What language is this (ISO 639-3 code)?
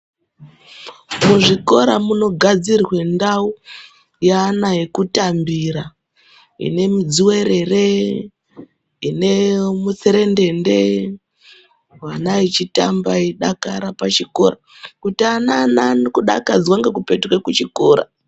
ndc